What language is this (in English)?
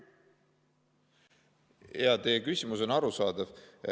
Estonian